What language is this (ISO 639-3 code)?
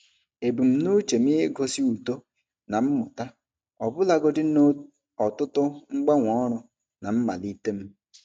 ibo